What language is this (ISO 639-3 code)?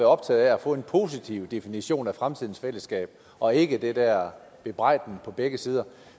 dan